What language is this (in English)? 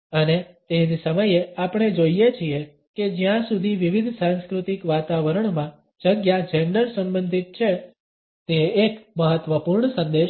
Gujarati